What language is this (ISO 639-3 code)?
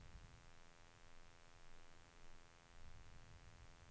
swe